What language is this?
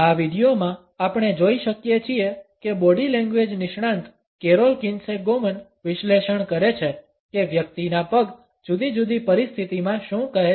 Gujarati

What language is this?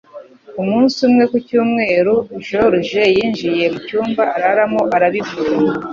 Kinyarwanda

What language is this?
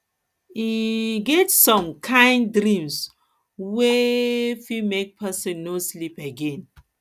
Nigerian Pidgin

